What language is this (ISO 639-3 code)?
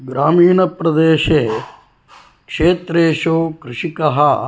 san